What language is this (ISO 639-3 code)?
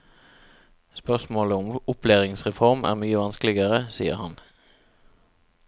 nor